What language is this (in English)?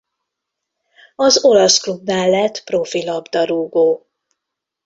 Hungarian